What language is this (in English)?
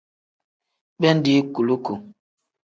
Tem